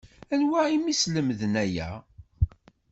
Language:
Kabyle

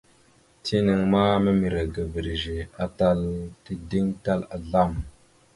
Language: Mada (Cameroon)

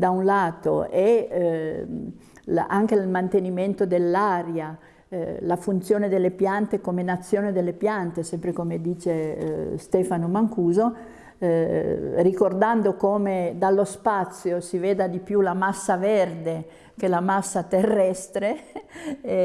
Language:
Italian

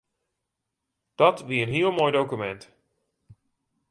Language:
Western Frisian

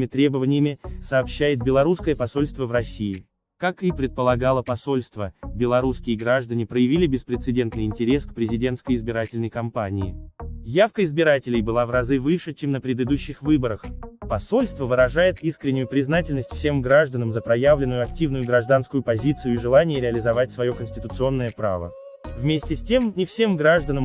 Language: Russian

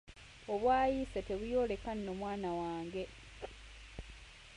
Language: Ganda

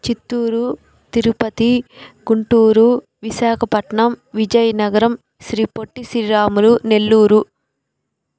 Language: Telugu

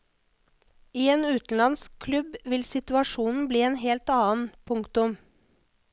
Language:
Norwegian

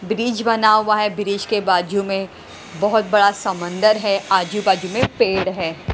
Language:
Hindi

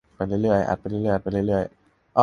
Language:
Thai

